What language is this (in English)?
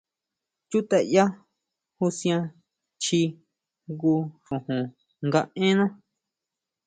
Huautla Mazatec